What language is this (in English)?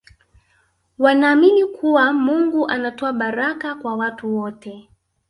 Swahili